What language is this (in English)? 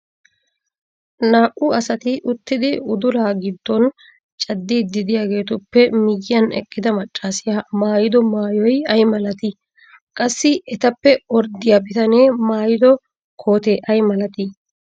Wolaytta